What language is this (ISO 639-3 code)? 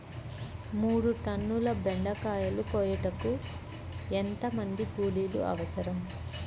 tel